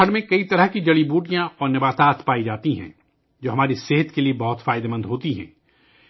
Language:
Urdu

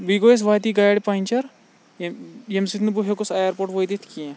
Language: Kashmiri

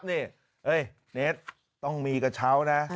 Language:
Thai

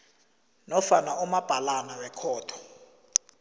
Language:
South Ndebele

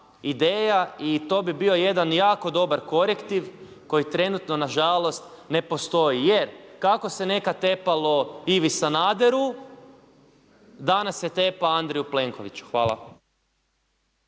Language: Croatian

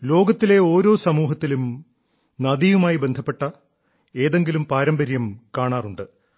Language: Malayalam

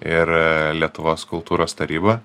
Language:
Lithuanian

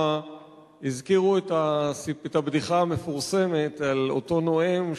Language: Hebrew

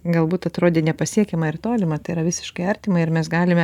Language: Lithuanian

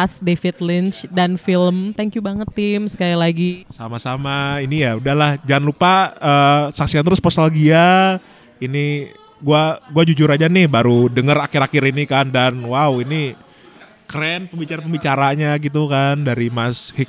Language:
Indonesian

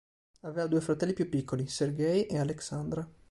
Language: Italian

